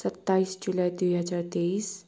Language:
Nepali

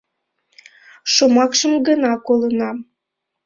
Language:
Mari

